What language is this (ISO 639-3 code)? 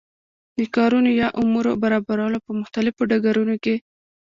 pus